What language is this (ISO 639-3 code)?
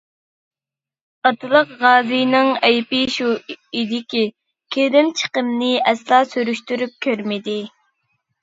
uig